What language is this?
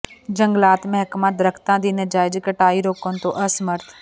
Punjabi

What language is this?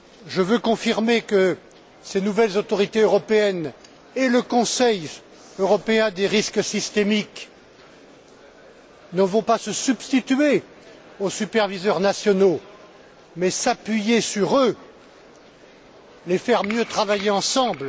French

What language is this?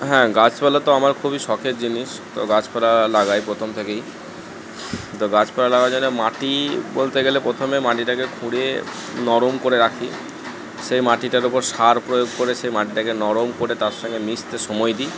Bangla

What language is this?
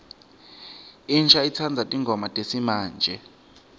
Swati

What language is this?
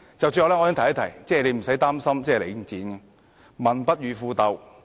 Cantonese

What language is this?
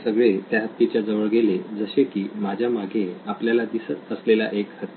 Marathi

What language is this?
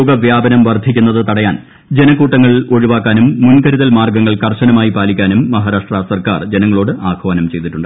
Malayalam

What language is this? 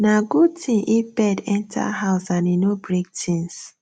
Nigerian Pidgin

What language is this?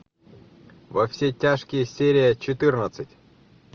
Russian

